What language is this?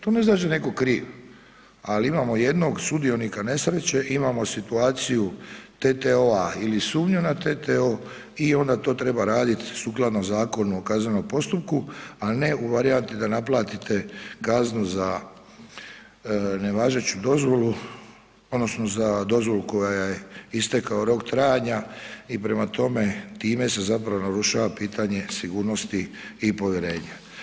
Croatian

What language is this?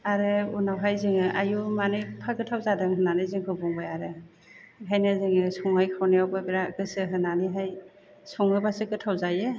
Bodo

